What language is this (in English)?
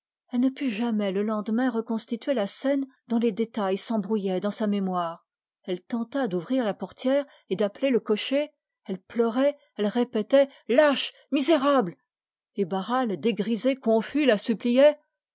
French